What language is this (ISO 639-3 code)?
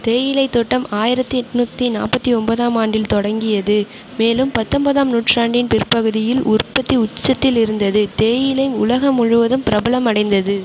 tam